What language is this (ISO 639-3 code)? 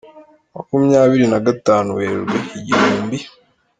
kin